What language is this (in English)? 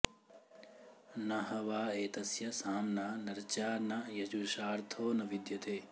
Sanskrit